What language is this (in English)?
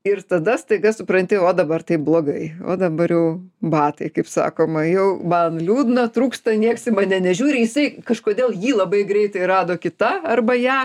Lithuanian